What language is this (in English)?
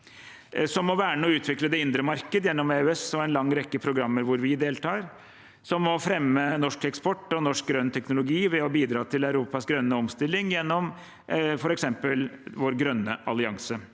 Norwegian